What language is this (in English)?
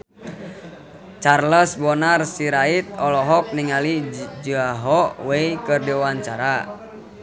Sundanese